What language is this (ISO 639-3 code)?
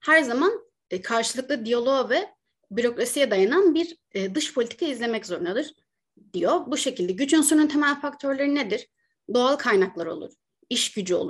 tur